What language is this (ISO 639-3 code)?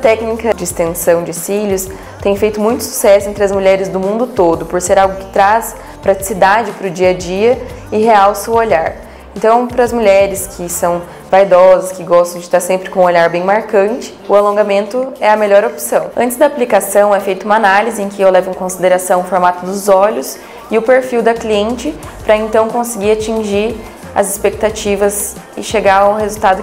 por